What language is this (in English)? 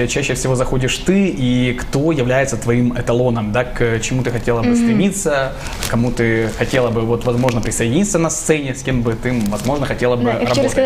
Russian